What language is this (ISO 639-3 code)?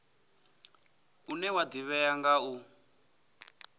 ven